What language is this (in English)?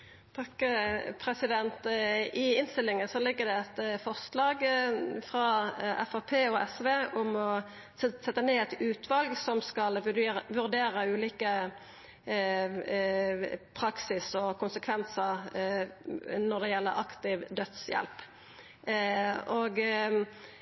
Norwegian Nynorsk